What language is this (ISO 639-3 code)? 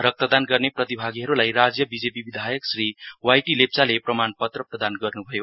nep